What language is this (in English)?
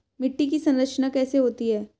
Hindi